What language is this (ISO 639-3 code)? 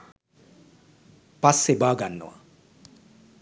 sin